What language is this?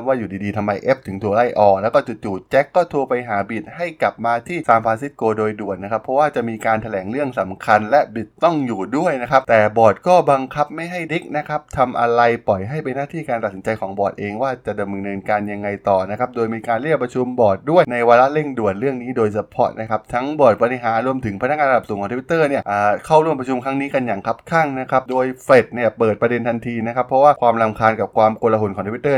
Thai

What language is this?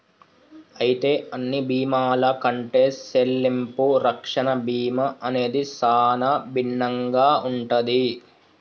Telugu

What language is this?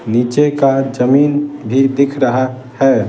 Hindi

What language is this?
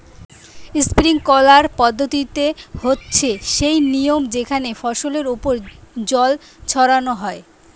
Bangla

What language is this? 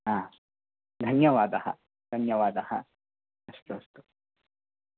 Sanskrit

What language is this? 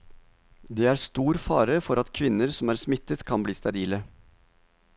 Norwegian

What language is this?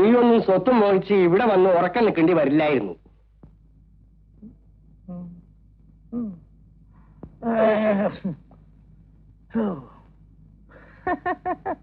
Arabic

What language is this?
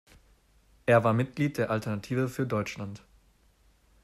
German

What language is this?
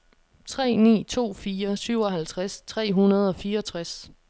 Danish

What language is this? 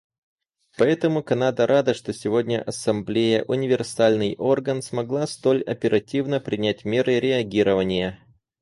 Russian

